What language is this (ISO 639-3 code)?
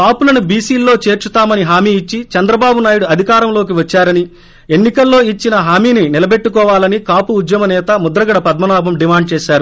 tel